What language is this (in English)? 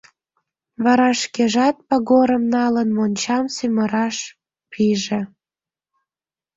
Mari